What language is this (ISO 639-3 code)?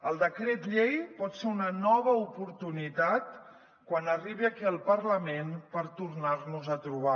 cat